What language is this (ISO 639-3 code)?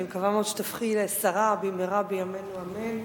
heb